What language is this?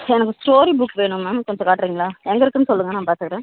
Tamil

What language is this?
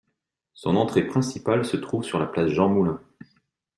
French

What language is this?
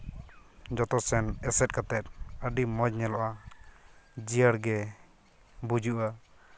Santali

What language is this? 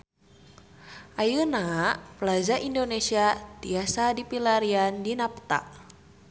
Sundanese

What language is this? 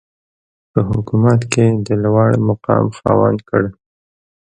Pashto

